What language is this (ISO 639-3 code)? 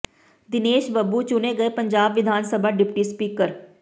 pan